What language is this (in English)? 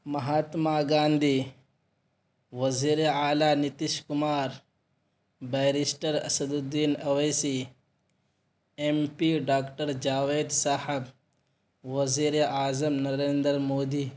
Urdu